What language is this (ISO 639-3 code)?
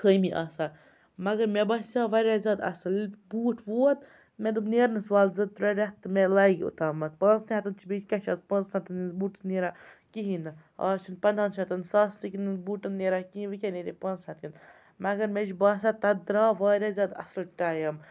kas